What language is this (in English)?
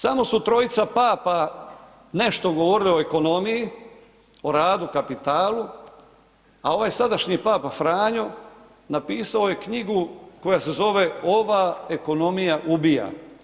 Croatian